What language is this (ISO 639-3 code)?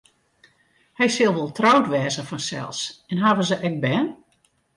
fry